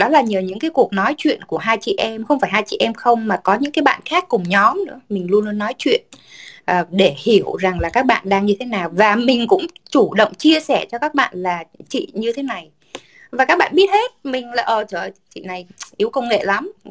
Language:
Vietnamese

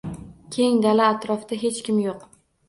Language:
Uzbek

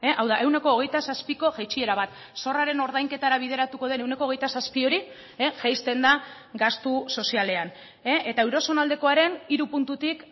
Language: Basque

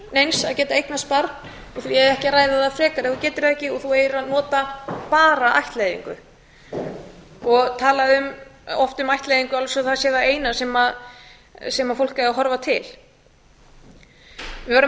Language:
Icelandic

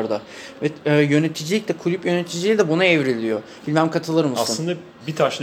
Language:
Turkish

